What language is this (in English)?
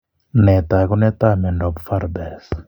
Kalenjin